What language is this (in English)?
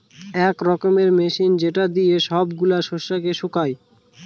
Bangla